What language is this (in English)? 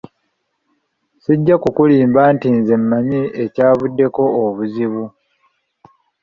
Ganda